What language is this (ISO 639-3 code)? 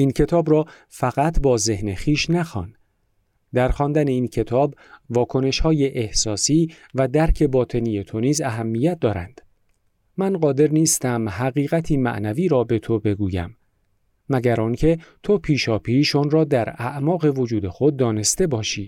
fas